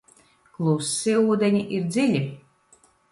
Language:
Latvian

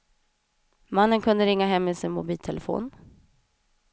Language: Swedish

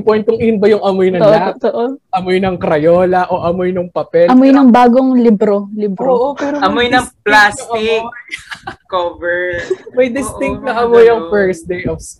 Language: Filipino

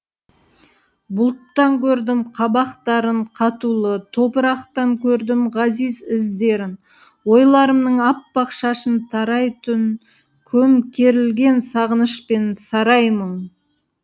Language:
Kazakh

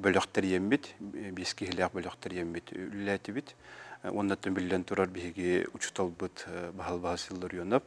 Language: Turkish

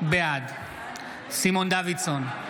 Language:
Hebrew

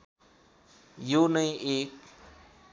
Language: Nepali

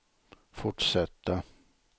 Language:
Swedish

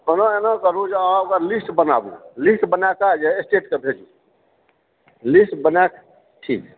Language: Maithili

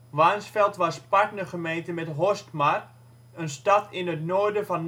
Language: Dutch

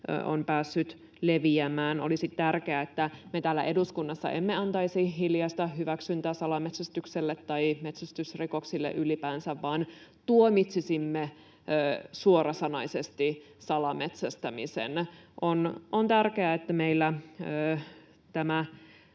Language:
Finnish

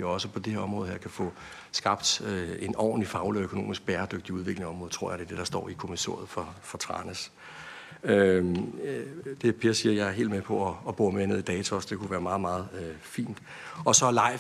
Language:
Danish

